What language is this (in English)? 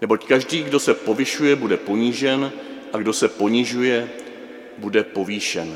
Czech